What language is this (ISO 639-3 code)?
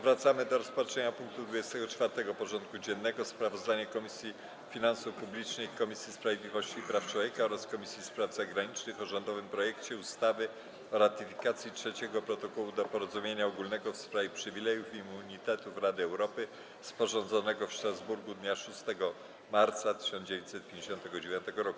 pol